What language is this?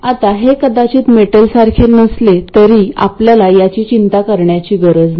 Marathi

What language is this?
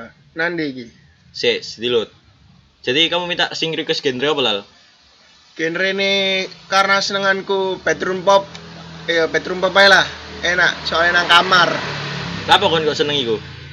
Indonesian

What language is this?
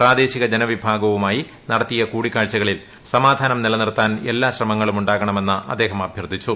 Malayalam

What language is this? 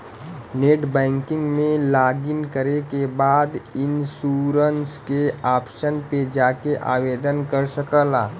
Bhojpuri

